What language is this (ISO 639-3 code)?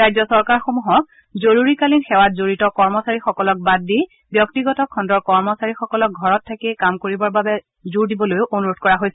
asm